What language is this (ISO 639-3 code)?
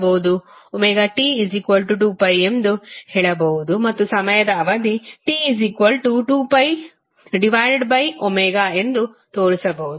kan